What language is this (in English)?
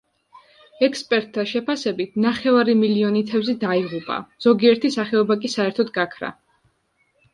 Georgian